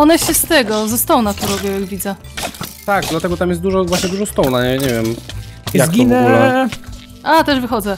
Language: Polish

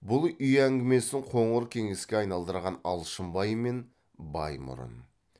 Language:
Kazakh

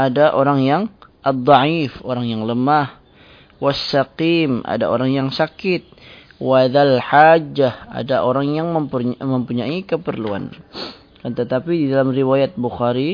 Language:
Malay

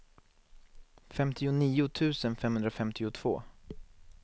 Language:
Swedish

